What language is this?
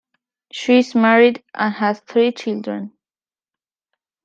English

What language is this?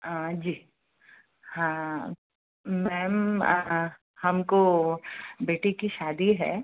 Hindi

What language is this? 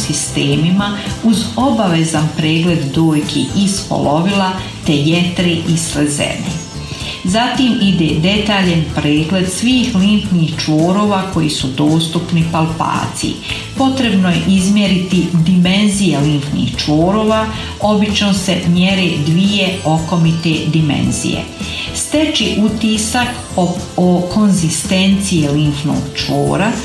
Croatian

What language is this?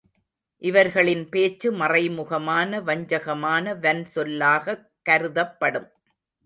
Tamil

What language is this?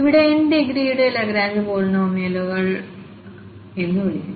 Malayalam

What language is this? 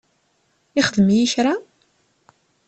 Kabyle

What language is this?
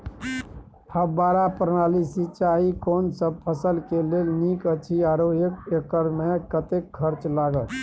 Maithili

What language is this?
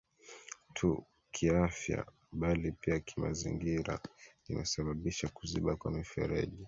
Swahili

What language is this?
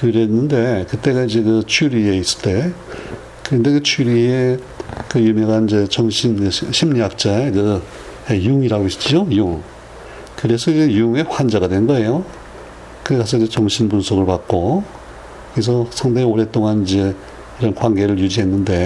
Korean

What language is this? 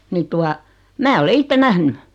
Finnish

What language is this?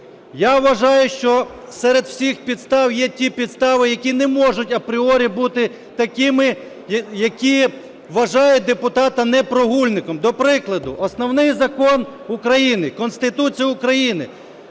Ukrainian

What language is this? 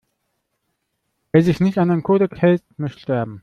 German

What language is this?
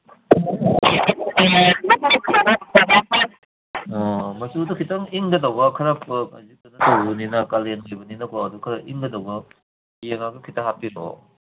Manipuri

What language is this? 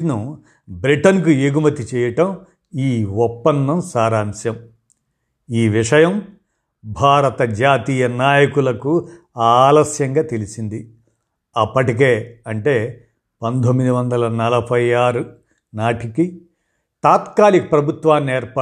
Telugu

